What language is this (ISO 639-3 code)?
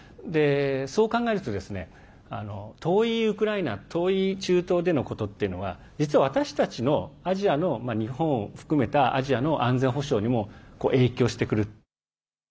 jpn